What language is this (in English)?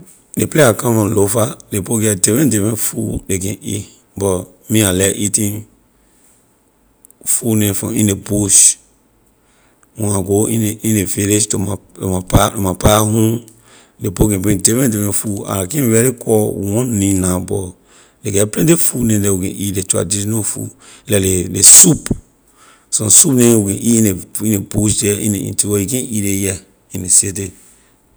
Liberian English